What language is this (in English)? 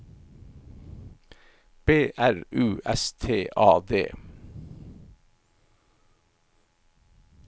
Norwegian